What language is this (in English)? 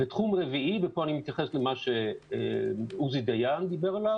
Hebrew